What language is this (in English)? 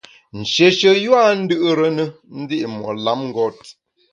Bamun